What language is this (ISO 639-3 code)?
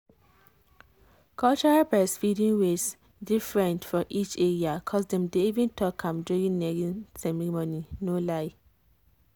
pcm